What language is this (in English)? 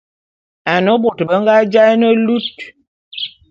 Bulu